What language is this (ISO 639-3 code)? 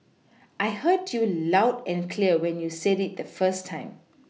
eng